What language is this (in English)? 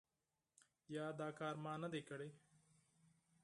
Pashto